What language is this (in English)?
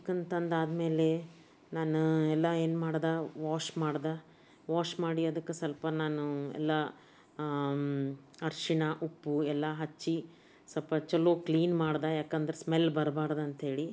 Kannada